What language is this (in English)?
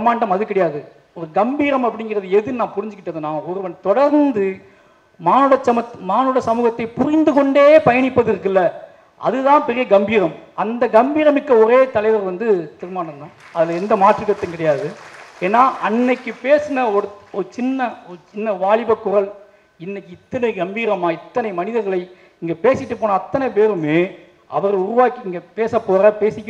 Tamil